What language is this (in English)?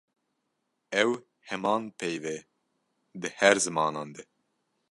Kurdish